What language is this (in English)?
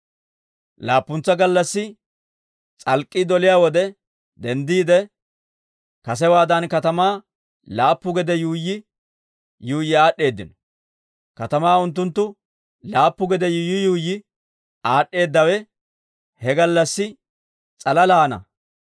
Dawro